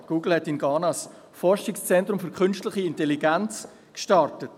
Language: Swiss German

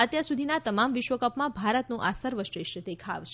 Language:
Gujarati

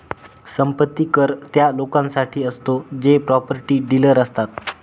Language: Marathi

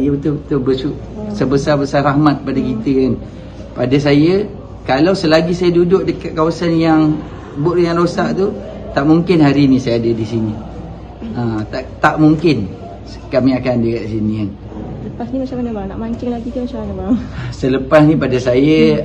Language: Malay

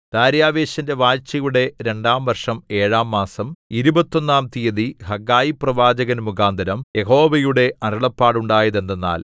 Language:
Malayalam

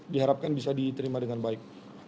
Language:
Indonesian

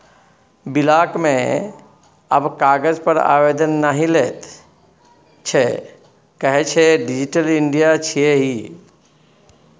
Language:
Maithili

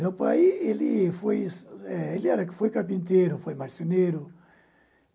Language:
Portuguese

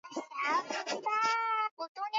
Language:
Swahili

